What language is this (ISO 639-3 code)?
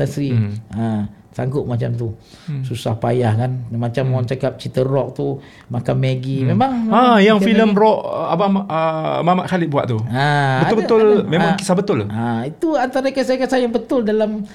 msa